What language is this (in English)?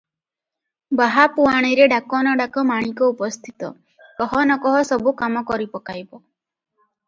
Odia